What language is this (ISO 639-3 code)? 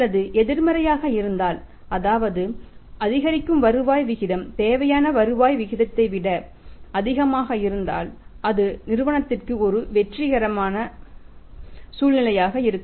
tam